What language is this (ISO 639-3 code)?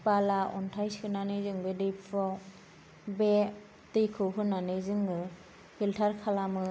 brx